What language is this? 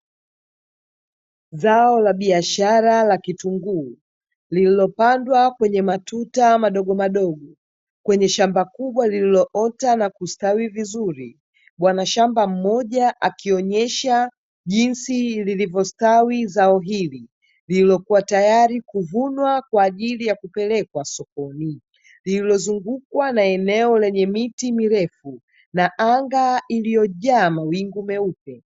Swahili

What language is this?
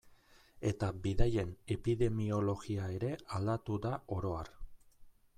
Basque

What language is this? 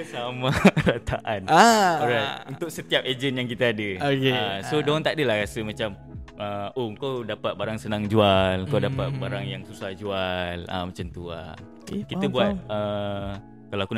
Malay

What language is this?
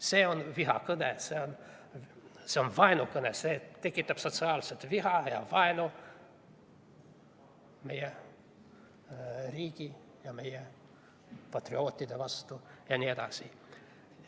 Estonian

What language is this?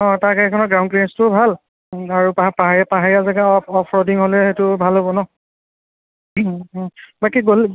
Assamese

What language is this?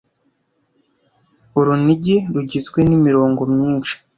Kinyarwanda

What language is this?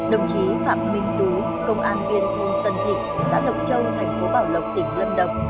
Vietnamese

